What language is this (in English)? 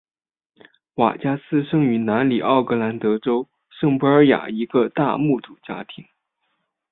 Chinese